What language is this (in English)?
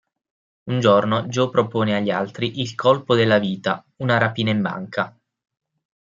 Italian